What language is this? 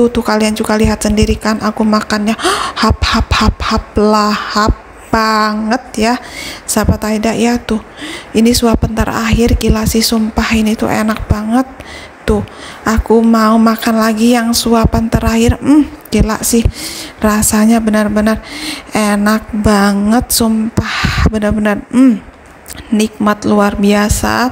Indonesian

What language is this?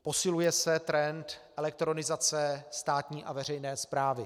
Czech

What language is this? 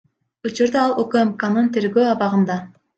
Kyrgyz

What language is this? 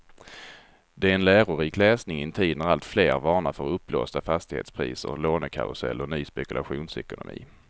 Swedish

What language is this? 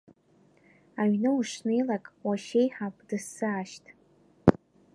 Abkhazian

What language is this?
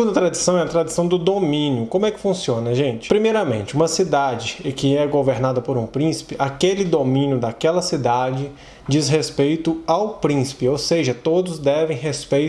Portuguese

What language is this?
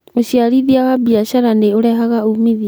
Kikuyu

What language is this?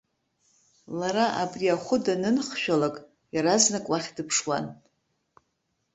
Abkhazian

